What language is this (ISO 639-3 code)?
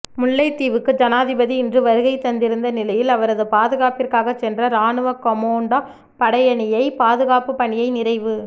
tam